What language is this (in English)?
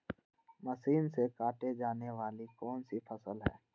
Magahi